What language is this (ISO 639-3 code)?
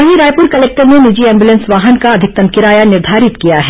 hin